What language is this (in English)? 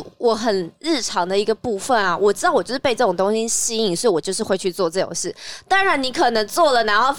Chinese